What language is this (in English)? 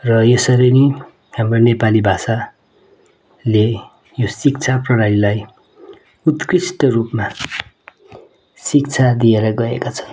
Nepali